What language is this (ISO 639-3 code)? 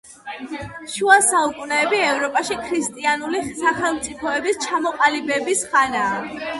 kat